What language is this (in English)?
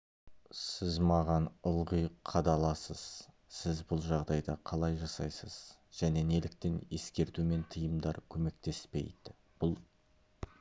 Kazakh